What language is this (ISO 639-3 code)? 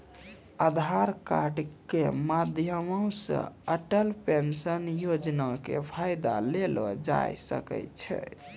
mai